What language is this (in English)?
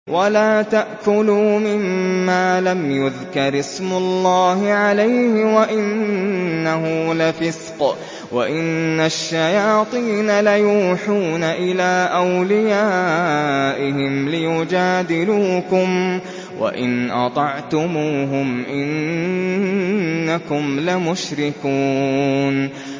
Arabic